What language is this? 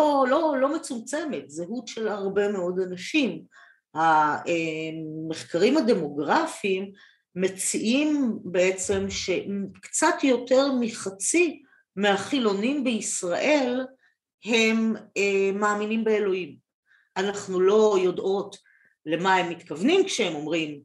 Hebrew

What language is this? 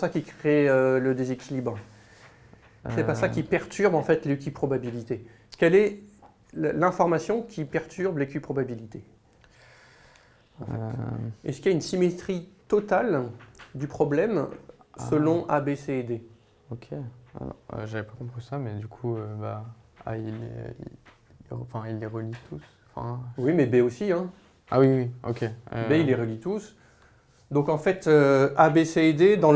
French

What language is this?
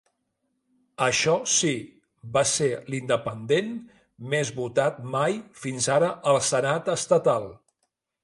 Catalan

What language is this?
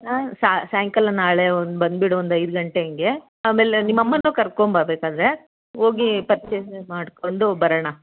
Kannada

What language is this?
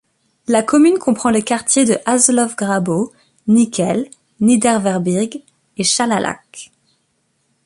French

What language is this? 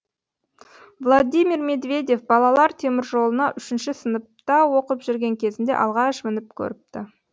Kazakh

